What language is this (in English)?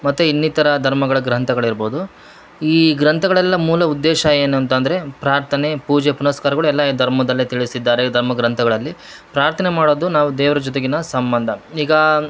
Kannada